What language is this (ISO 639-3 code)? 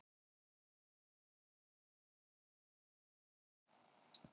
isl